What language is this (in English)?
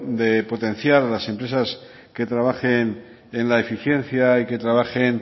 Spanish